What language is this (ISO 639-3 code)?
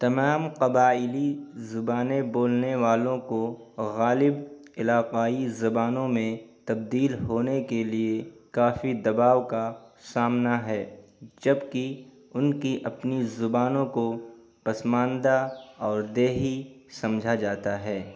urd